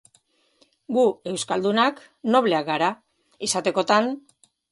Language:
Basque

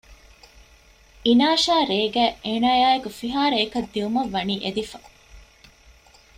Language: Divehi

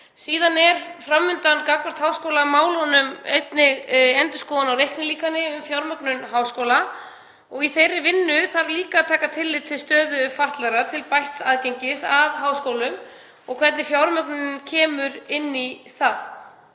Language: Icelandic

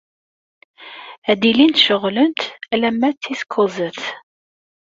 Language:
Kabyle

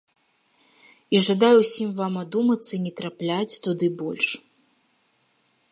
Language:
Belarusian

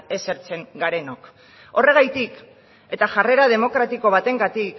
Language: Basque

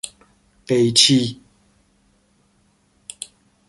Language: Persian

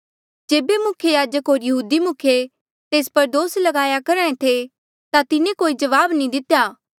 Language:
Mandeali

